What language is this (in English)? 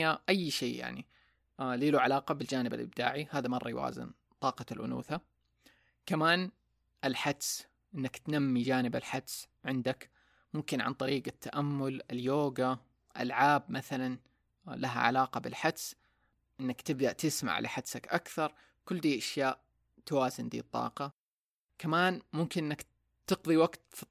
Arabic